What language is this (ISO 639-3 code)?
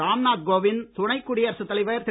tam